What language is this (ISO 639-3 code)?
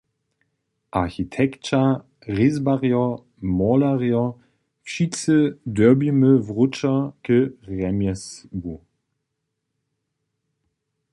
hsb